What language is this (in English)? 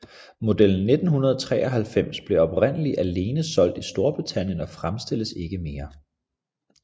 Danish